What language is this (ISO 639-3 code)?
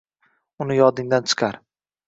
uzb